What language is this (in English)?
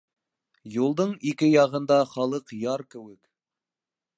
Bashkir